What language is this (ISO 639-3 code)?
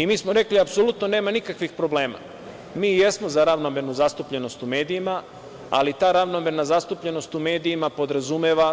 srp